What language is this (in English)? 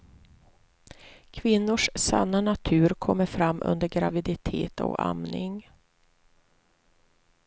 Swedish